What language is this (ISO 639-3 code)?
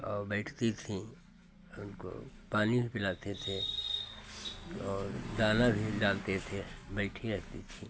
hin